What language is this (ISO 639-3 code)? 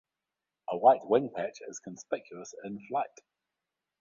eng